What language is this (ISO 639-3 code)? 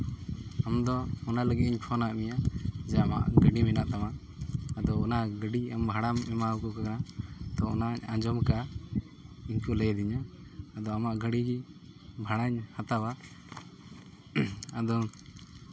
sat